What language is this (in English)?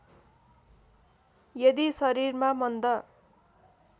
Nepali